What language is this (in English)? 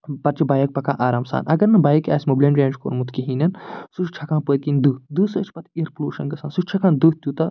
Kashmiri